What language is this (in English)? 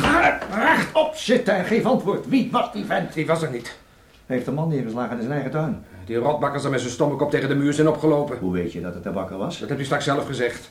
Dutch